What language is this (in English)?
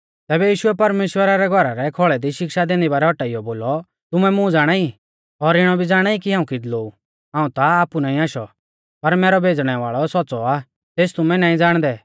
Mahasu Pahari